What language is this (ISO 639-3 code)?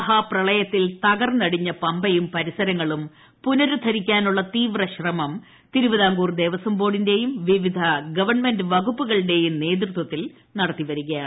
mal